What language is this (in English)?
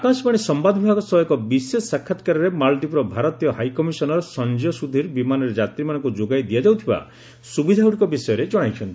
Odia